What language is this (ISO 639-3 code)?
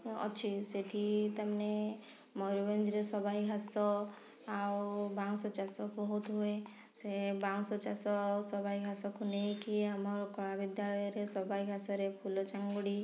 ori